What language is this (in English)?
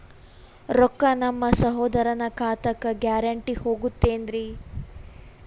Kannada